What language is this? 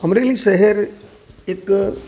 Gujarati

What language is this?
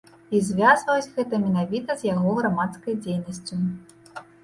Belarusian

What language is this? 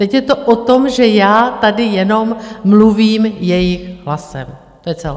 Czech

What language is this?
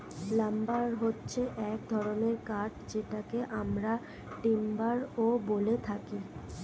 Bangla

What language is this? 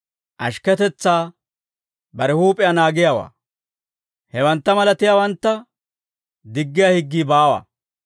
Dawro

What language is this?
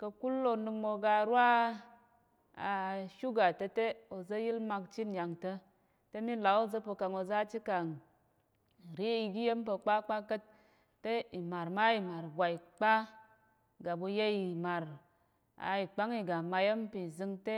Tarok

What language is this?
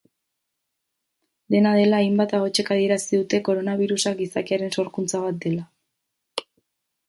Basque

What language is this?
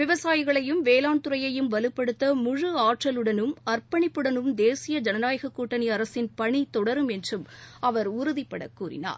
Tamil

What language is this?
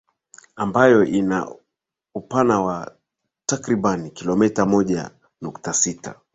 Swahili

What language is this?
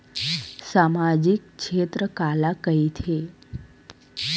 Chhattisgarhi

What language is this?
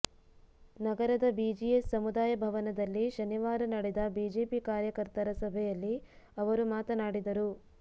Kannada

